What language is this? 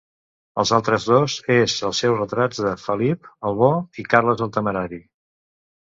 Catalan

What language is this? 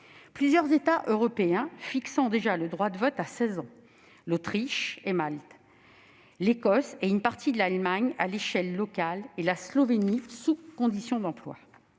French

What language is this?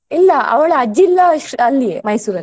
Kannada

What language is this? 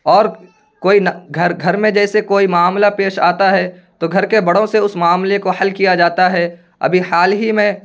Urdu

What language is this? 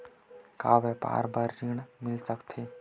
Chhattisgarhi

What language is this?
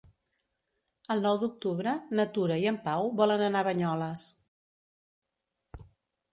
Catalan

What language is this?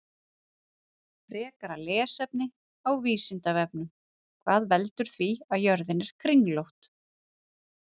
Icelandic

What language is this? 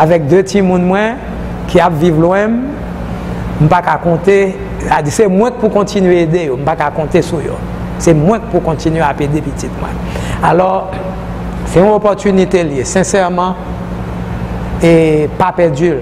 French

